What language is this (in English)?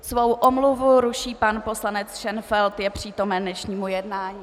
Czech